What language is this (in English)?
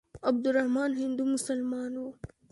Pashto